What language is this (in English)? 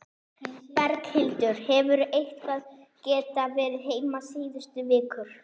Icelandic